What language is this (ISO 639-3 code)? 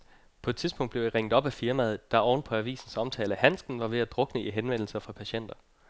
dan